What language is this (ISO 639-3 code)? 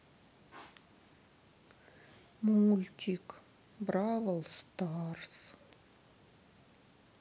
rus